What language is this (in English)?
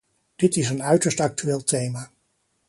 Dutch